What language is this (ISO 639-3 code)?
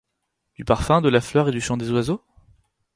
fra